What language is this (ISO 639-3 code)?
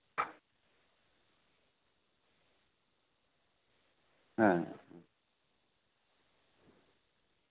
sat